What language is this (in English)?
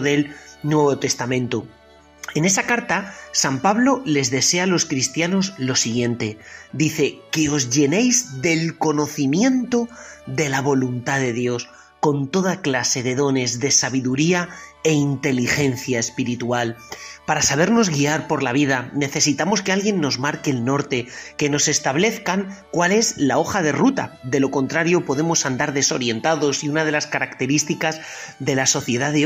Spanish